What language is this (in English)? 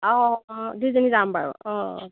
Assamese